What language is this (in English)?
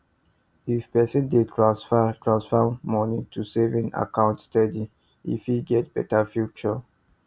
Nigerian Pidgin